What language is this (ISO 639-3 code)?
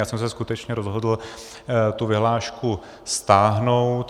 ces